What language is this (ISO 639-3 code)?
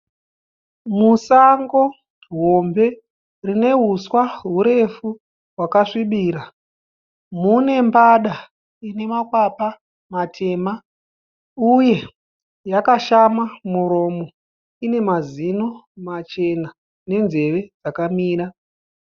sna